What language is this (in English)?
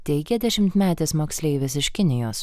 Lithuanian